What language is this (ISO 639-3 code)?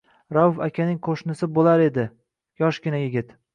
uzb